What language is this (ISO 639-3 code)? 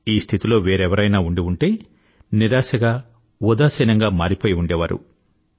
tel